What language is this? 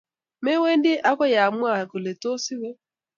Kalenjin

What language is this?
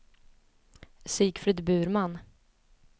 Swedish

